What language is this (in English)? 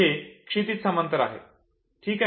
Marathi